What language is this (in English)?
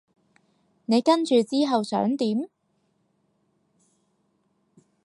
Cantonese